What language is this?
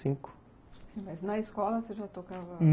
Portuguese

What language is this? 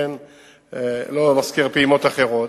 Hebrew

